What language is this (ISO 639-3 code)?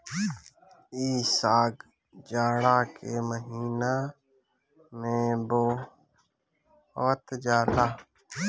bho